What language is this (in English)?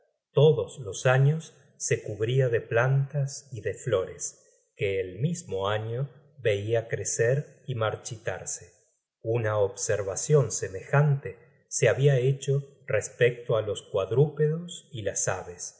Spanish